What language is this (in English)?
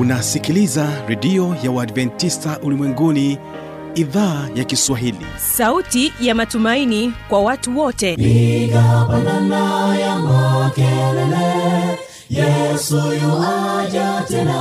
Swahili